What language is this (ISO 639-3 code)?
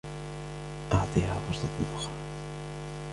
ara